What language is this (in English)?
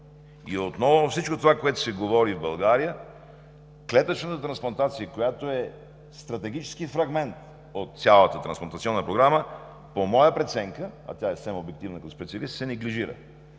Bulgarian